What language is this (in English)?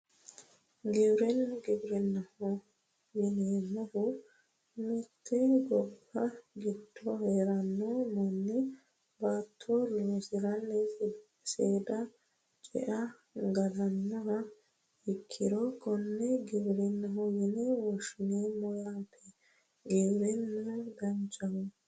Sidamo